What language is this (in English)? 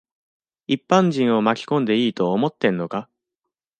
Japanese